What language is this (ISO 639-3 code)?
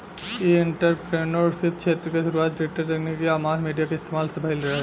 bho